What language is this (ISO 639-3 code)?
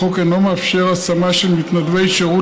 heb